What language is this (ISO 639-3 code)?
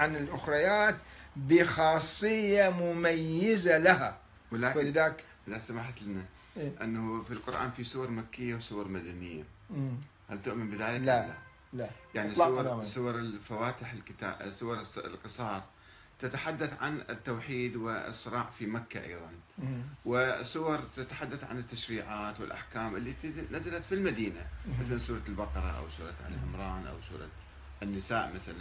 ara